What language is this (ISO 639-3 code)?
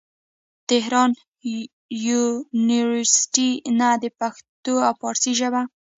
pus